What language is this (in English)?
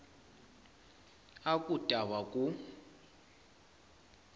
Tsonga